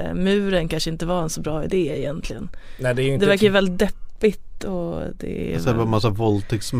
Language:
Swedish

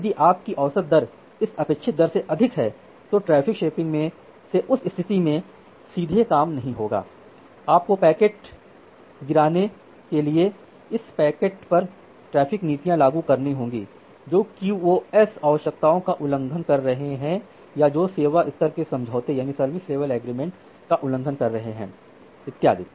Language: Hindi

